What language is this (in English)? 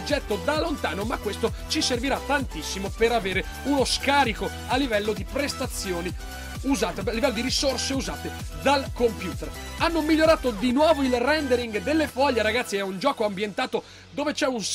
Italian